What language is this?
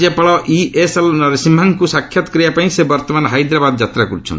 Odia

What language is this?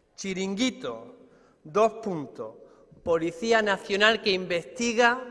Spanish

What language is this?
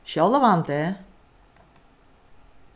Faroese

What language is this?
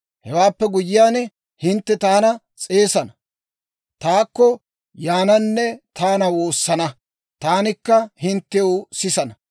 Dawro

